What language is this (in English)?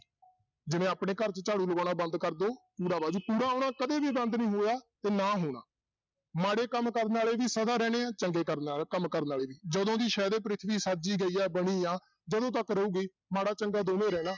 Punjabi